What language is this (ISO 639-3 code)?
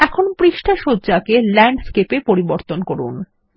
ben